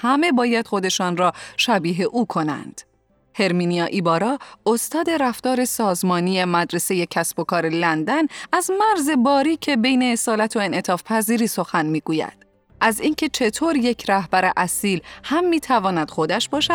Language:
Persian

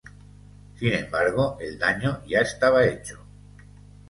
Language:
Spanish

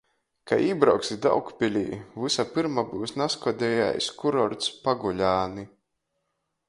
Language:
Latgalian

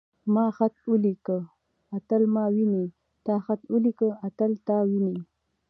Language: Pashto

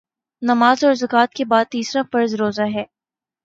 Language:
Urdu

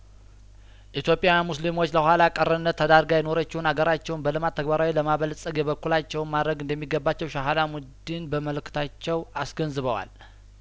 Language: Amharic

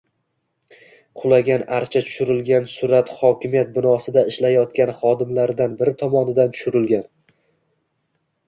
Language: Uzbek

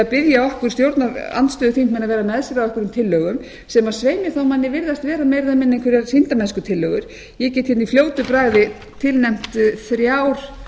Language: Icelandic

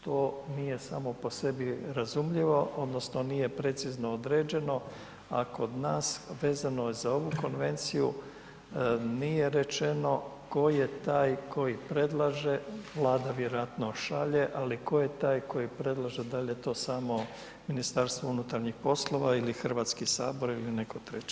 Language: Croatian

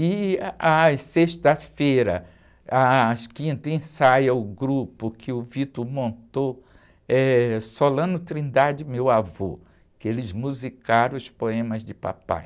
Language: Portuguese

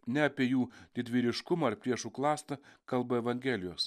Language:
Lithuanian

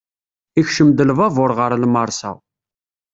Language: Kabyle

